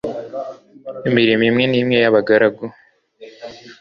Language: Kinyarwanda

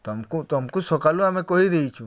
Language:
Odia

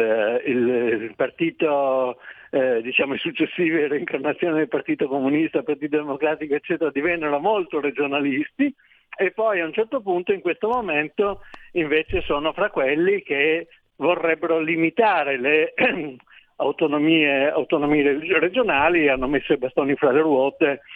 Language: Italian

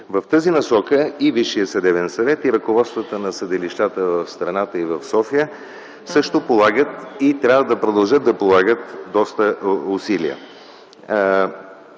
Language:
Bulgarian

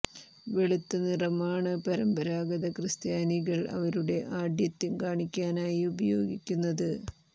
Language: Malayalam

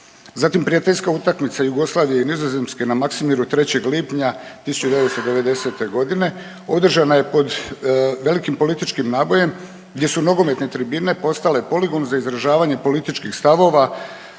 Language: Croatian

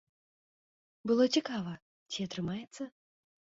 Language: Belarusian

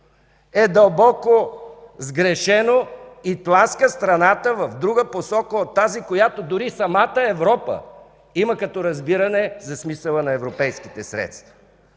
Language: Bulgarian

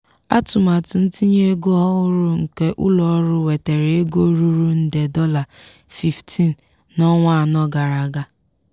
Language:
Igbo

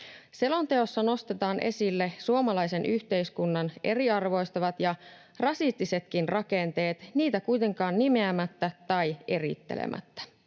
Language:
Finnish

